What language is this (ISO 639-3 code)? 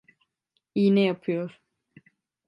tur